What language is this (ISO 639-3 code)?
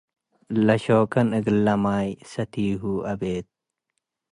tig